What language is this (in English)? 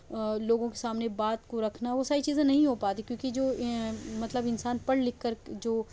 Urdu